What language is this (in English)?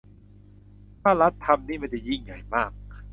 Thai